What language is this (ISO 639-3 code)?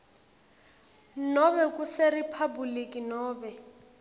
ssw